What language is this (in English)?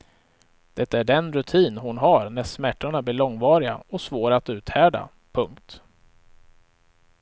Swedish